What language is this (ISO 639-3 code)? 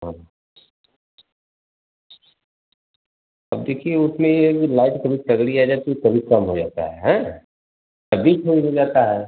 hin